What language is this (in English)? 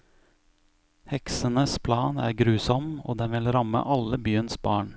Norwegian